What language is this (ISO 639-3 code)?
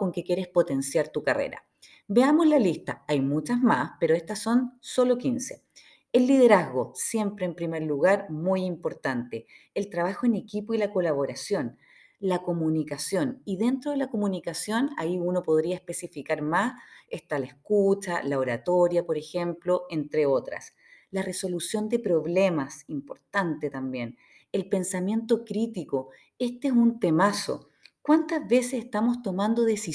spa